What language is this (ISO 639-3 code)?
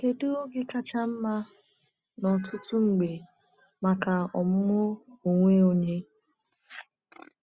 ibo